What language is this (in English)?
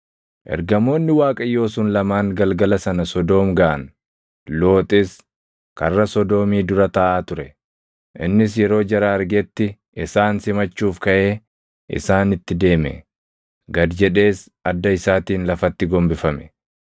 Oromo